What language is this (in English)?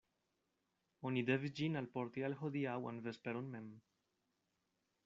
Esperanto